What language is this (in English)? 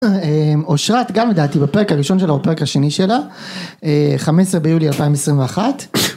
Hebrew